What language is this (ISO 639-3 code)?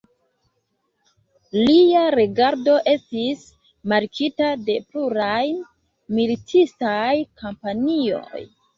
epo